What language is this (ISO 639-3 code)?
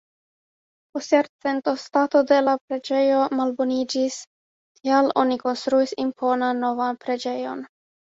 epo